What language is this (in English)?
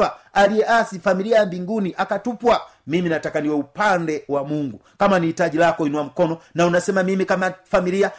Swahili